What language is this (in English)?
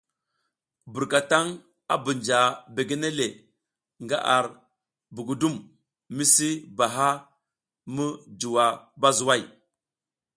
South Giziga